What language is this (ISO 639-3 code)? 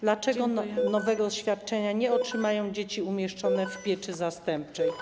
pol